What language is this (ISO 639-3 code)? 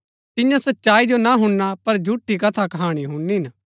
gbk